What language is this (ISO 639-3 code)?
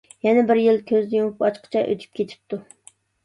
uig